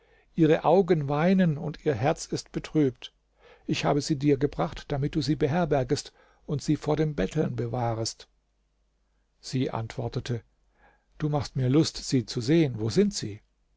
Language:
German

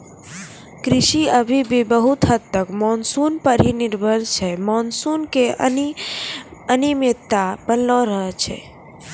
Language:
Maithili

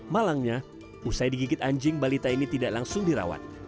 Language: Indonesian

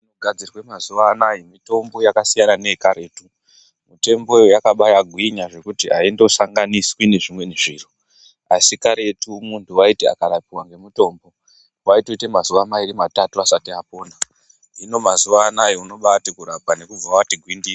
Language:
Ndau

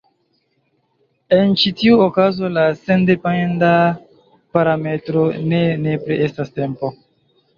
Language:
Esperanto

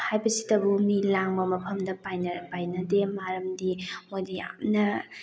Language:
Manipuri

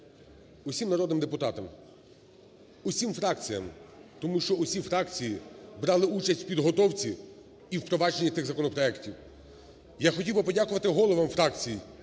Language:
Ukrainian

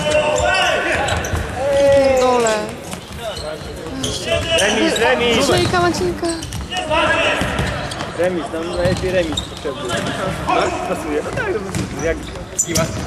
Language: Polish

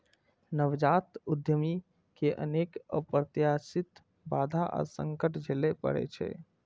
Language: Maithili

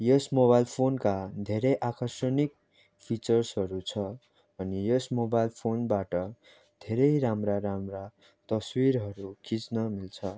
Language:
Nepali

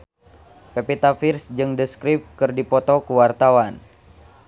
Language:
Sundanese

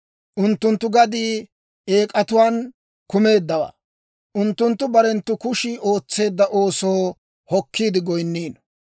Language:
Dawro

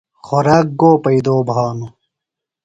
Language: Phalura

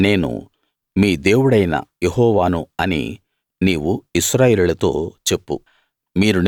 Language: Telugu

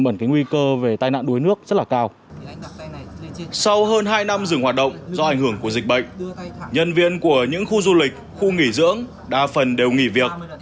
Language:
Vietnamese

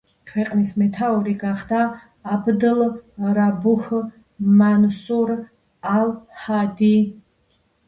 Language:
Georgian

